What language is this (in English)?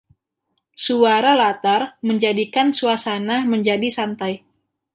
Indonesian